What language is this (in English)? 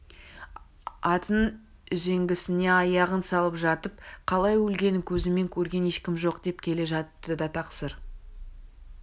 Kazakh